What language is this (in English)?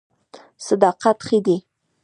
Pashto